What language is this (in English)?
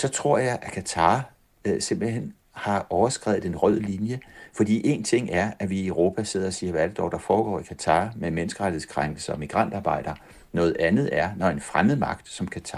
Danish